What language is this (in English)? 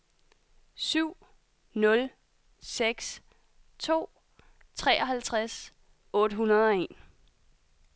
Danish